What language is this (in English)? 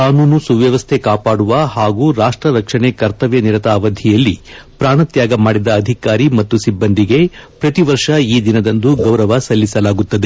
Kannada